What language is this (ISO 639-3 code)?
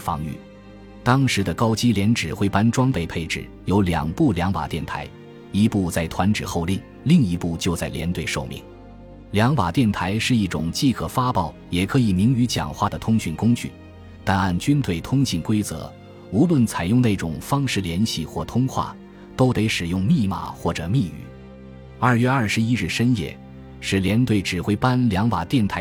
zho